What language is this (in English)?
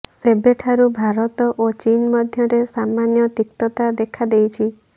Odia